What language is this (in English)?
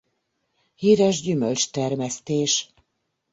Hungarian